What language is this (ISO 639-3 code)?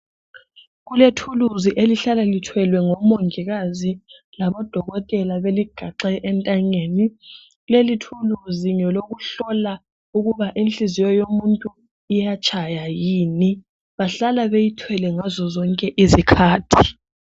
nde